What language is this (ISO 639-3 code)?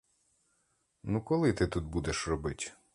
ukr